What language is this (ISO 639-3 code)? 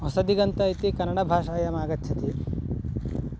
san